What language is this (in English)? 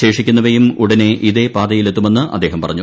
Malayalam